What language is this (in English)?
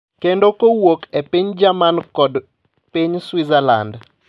Luo (Kenya and Tanzania)